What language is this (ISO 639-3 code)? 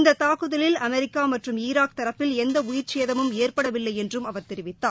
tam